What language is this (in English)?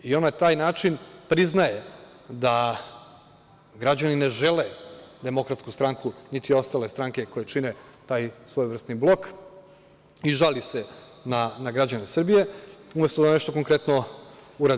Serbian